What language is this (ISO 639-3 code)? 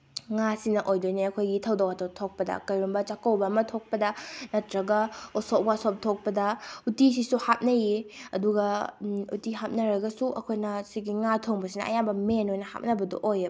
mni